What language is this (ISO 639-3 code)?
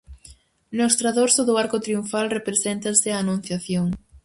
glg